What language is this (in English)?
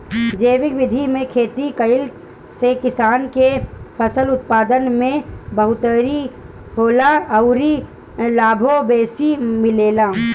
Bhojpuri